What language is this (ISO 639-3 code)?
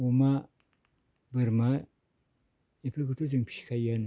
brx